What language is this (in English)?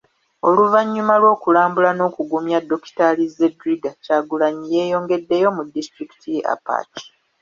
Ganda